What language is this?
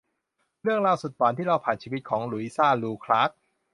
Thai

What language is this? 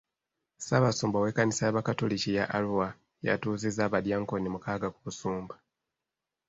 Ganda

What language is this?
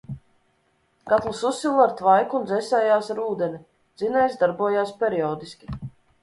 Latvian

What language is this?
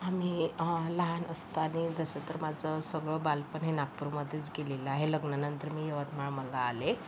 Marathi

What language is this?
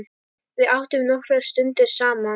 Icelandic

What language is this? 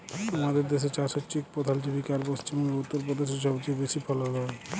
Bangla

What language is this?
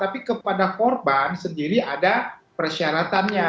Indonesian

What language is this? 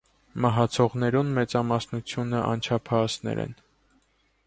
Armenian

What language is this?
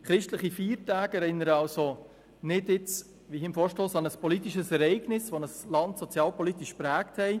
Swiss German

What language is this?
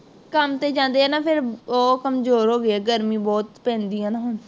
Punjabi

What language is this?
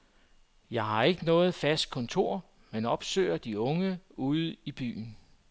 Danish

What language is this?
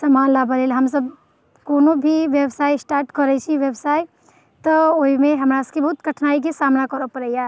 Maithili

